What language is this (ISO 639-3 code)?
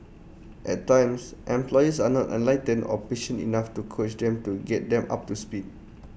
eng